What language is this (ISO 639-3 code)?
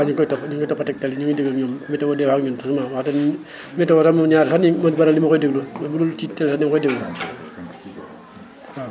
wol